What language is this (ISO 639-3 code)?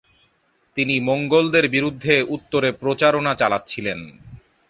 ben